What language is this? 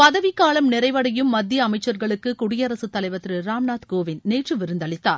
Tamil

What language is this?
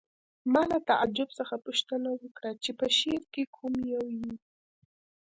Pashto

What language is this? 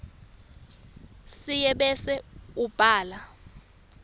Swati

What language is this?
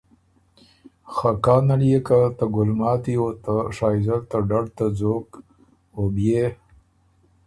Ormuri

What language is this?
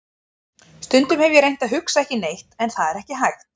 Icelandic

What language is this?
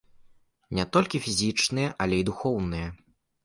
Belarusian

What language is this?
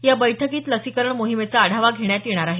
Marathi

